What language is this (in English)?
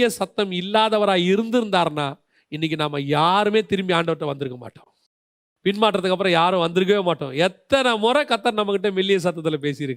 Tamil